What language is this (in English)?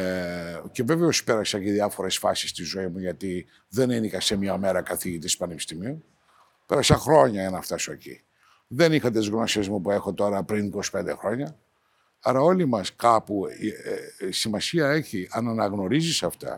Greek